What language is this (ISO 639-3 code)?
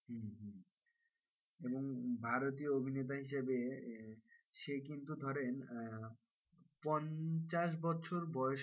ben